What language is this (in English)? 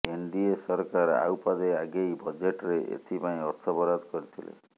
Odia